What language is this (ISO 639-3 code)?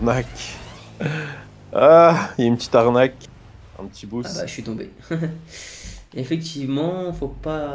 fra